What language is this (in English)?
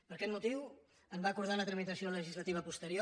Catalan